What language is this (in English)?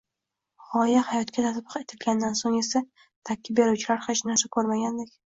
Uzbek